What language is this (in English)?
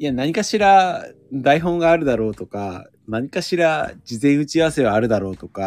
Japanese